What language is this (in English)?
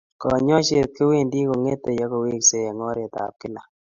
Kalenjin